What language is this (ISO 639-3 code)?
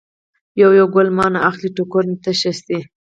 pus